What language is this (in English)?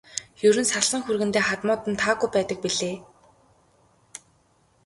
Mongolian